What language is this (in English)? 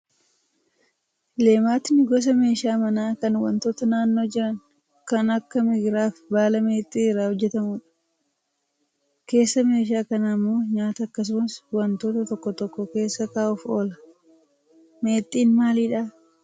Oromo